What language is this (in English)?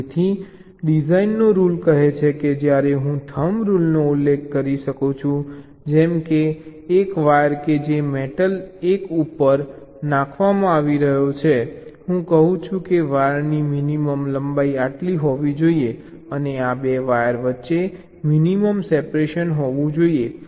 Gujarati